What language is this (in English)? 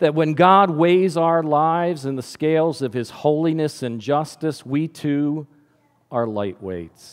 English